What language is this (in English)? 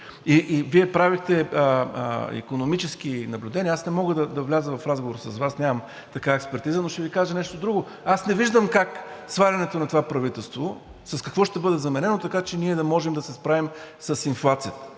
Bulgarian